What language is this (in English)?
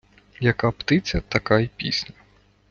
Ukrainian